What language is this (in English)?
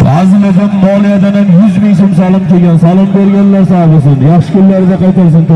Turkish